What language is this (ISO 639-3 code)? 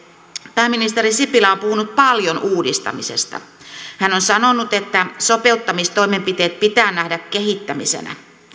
fin